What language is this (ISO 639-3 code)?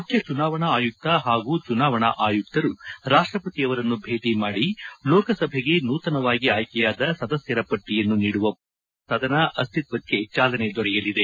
kan